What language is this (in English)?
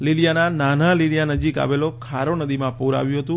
Gujarati